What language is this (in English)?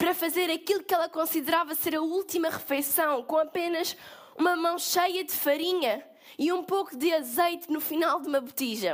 Portuguese